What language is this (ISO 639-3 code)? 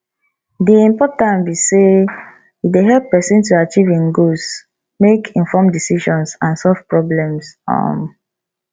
pcm